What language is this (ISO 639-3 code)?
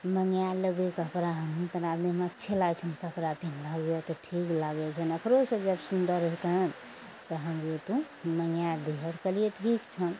mai